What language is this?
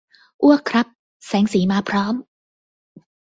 Thai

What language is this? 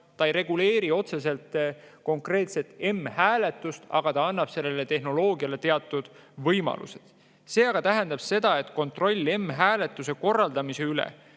Estonian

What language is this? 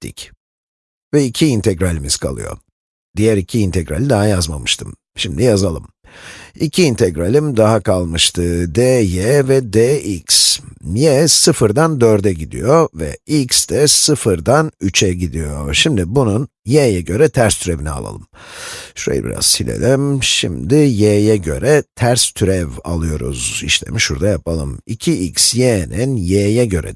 Turkish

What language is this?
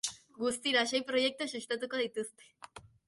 Basque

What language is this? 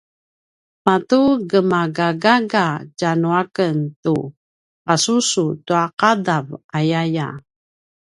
Paiwan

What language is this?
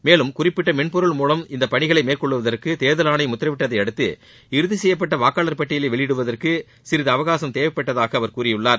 Tamil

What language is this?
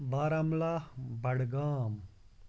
Kashmiri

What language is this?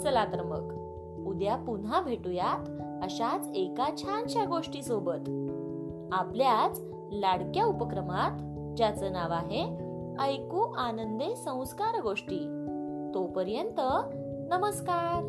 Marathi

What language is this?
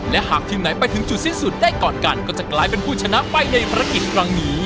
Thai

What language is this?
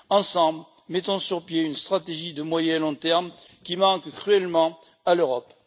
French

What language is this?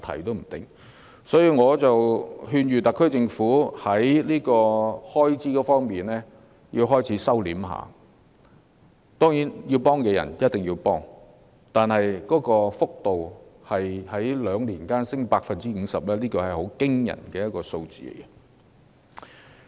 Cantonese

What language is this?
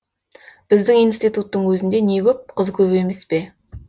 Kazakh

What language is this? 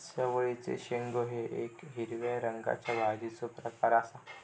Marathi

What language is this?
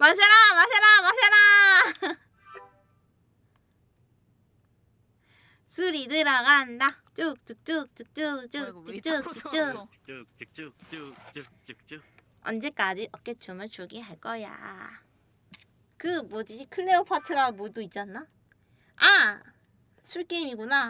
Korean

